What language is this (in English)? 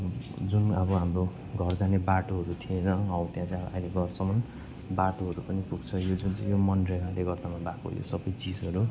Nepali